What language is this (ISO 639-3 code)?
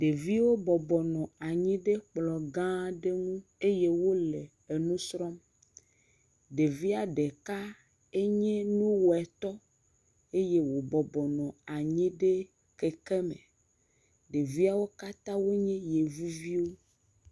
ewe